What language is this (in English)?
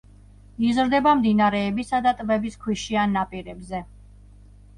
Georgian